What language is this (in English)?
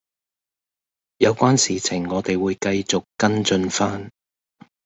Cantonese